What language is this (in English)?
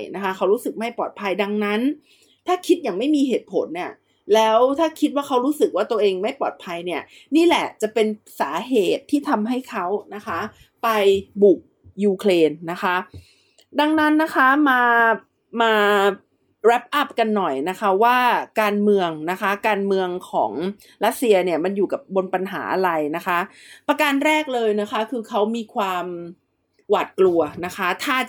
Thai